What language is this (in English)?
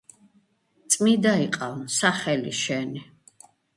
Georgian